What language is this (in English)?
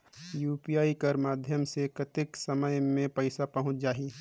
Chhattisgarhi